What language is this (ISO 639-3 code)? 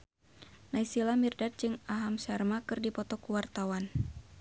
sun